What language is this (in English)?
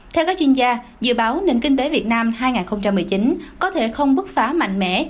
Vietnamese